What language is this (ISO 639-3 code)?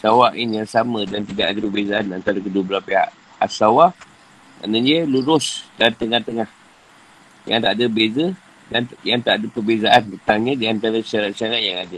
msa